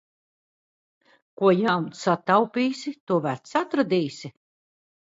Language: Latvian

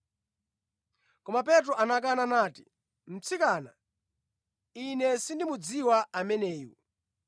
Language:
Nyanja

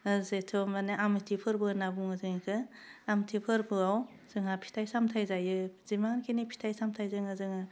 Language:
Bodo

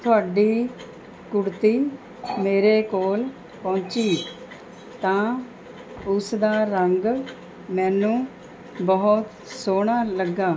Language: Punjabi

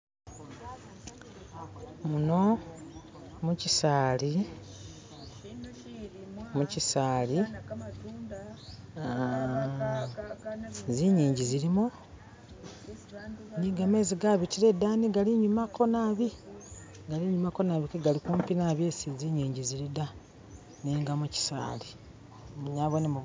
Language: Masaaba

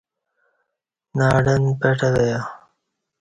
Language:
Kati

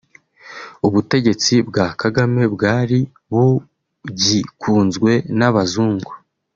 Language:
Kinyarwanda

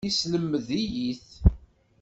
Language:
Kabyle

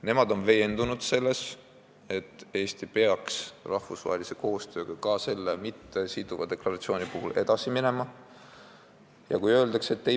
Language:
Estonian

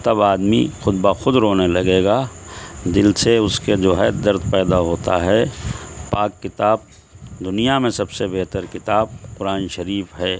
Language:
Urdu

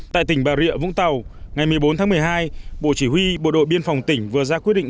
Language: Vietnamese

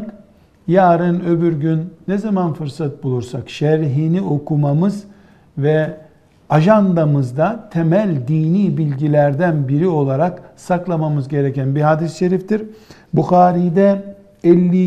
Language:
Turkish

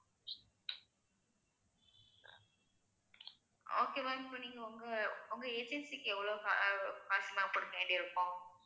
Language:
Tamil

